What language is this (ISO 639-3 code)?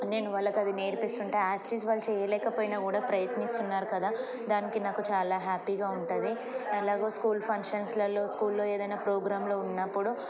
tel